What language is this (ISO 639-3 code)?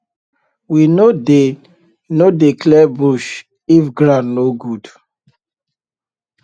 pcm